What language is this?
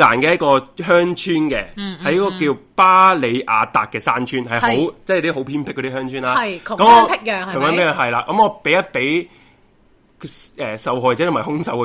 Chinese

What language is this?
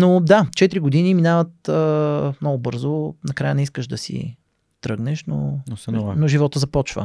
Bulgarian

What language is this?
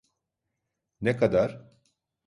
Turkish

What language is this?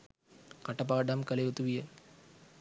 Sinhala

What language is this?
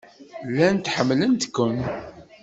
Kabyle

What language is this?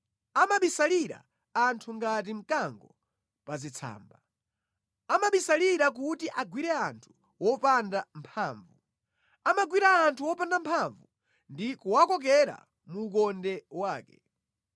Nyanja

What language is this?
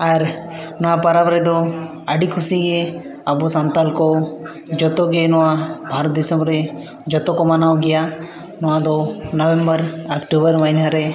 Santali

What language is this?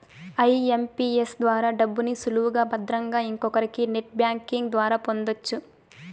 Telugu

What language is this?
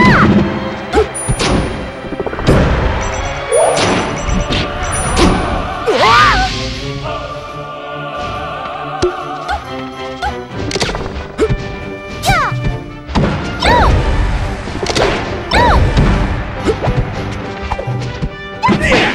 Korean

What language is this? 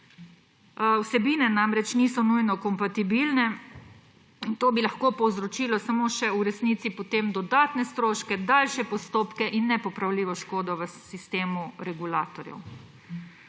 Slovenian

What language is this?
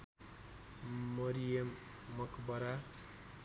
Nepali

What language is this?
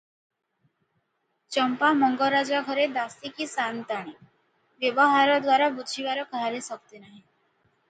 Odia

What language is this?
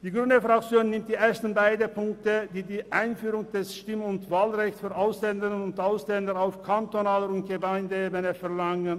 Swiss German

